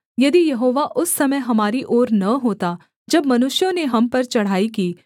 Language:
Hindi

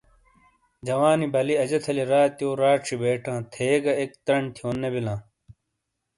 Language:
Shina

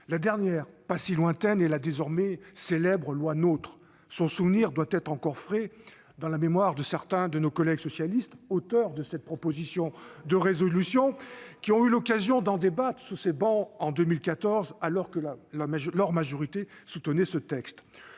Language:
French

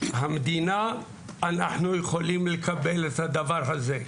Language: Hebrew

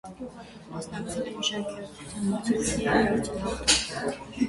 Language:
Armenian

